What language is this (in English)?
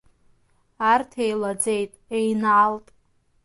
Abkhazian